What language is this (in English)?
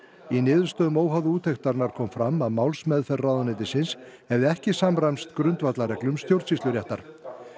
Icelandic